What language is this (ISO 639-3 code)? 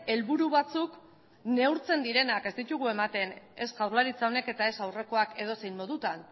eus